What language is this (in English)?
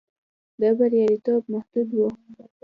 Pashto